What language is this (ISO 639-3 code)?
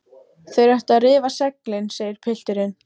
isl